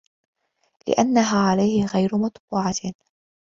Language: Arabic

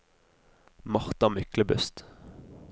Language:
Norwegian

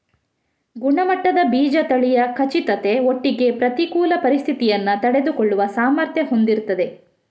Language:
Kannada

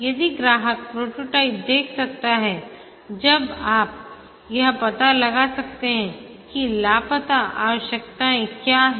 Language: Hindi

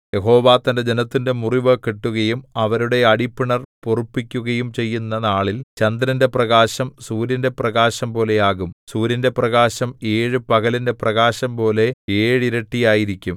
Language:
Malayalam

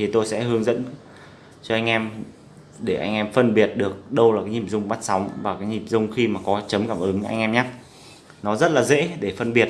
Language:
Vietnamese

